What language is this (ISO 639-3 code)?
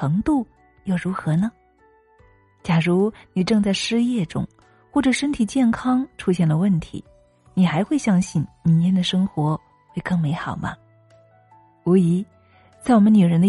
zho